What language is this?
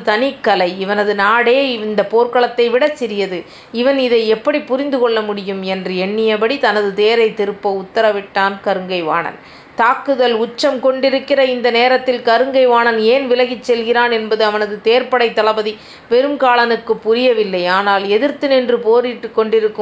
Tamil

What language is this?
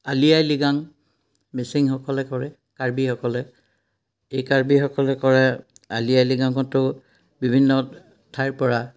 Assamese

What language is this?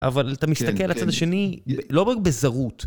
Hebrew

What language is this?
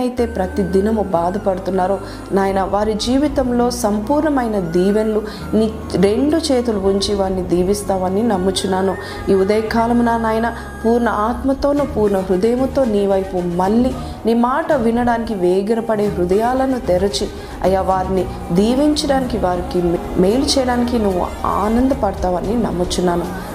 Telugu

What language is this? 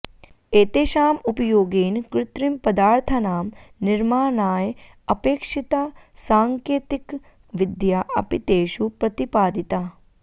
Sanskrit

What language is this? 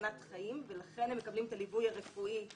Hebrew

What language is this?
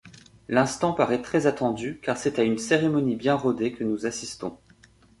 French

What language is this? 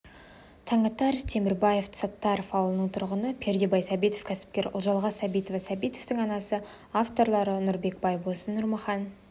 Kazakh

